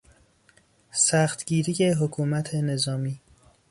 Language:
Persian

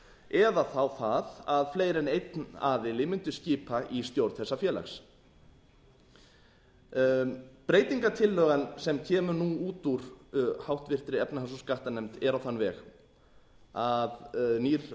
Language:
Icelandic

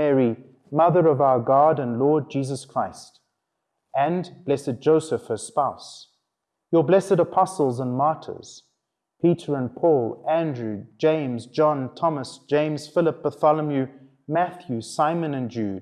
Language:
English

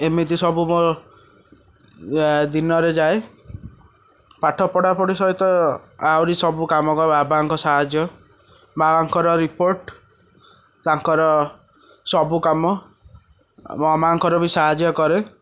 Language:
Odia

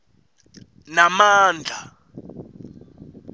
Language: Swati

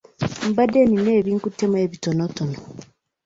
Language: Ganda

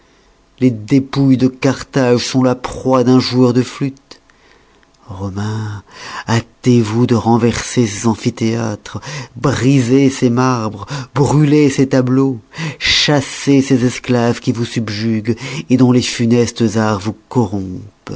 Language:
French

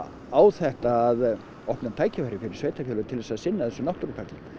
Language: Icelandic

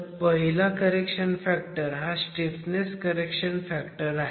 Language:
Marathi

